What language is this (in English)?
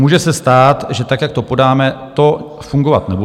Czech